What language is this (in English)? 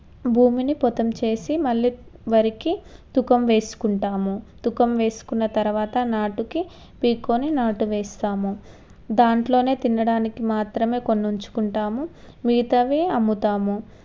Telugu